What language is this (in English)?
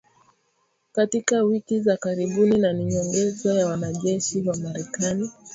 Swahili